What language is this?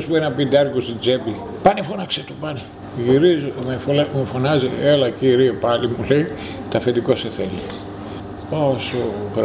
Greek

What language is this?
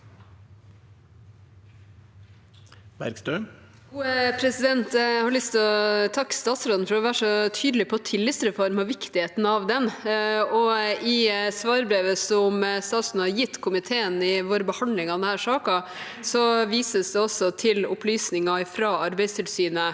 Norwegian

